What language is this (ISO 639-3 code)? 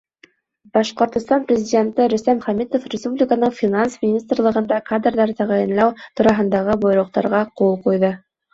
bak